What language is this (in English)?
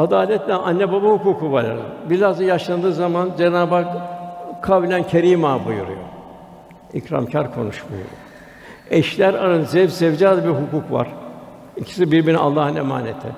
Turkish